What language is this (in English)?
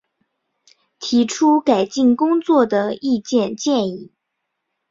Chinese